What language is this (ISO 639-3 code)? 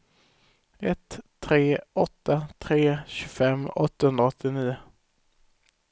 swe